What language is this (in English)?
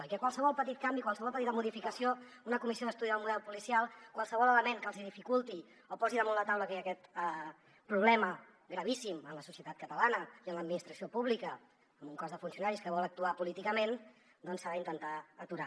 Catalan